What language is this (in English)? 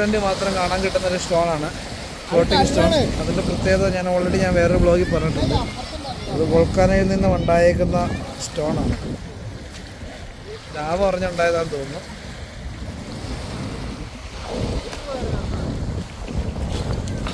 Malayalam